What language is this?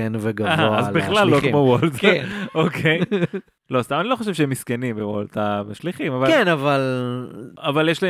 Hebrew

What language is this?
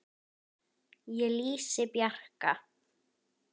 Icelandic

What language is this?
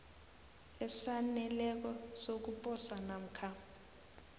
South Ndebele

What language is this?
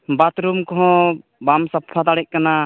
Santali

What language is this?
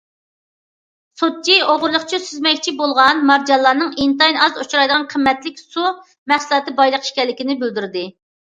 Uyghur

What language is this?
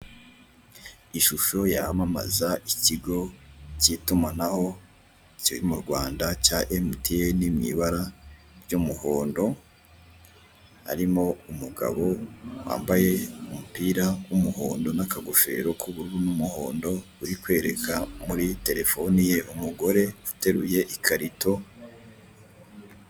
Kinyarwanda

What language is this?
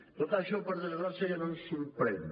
Catalan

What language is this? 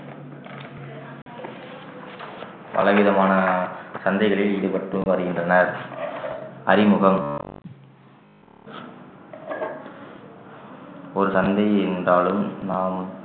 Tamil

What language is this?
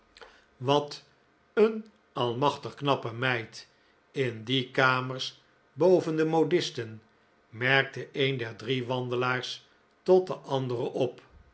Dutch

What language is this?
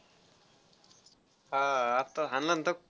Marathi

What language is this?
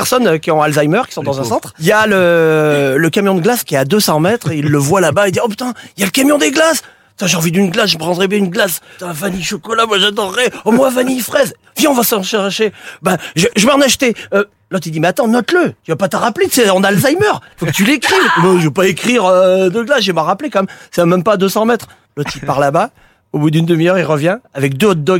French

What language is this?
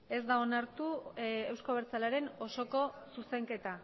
Basque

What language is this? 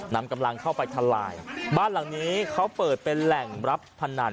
Thai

